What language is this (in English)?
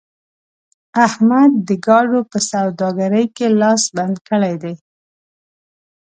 Pashto